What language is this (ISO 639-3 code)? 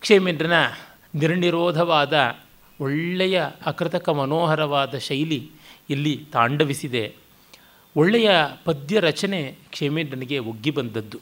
kan